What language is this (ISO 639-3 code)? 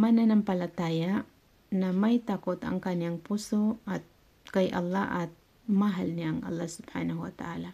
fil